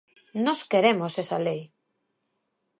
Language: Galician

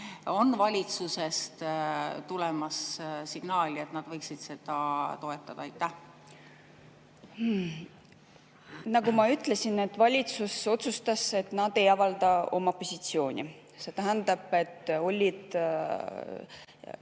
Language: Estonian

